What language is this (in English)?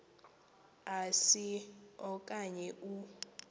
Xhosa